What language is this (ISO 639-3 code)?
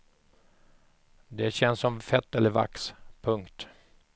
swe